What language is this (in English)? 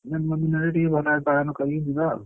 Odia